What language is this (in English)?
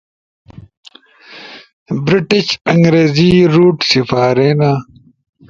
Ushojo